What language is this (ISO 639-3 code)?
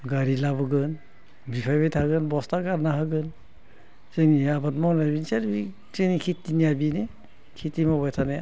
brx